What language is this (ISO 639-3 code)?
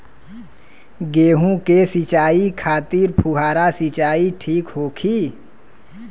bho